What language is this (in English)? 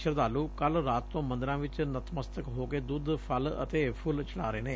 Punjabi